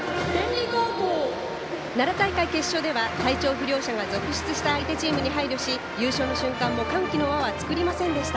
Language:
Japanese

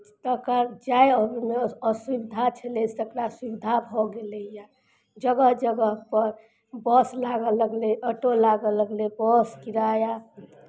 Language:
Maithili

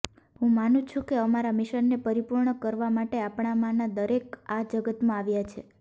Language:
Gujarati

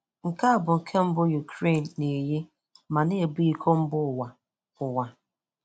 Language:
Igbo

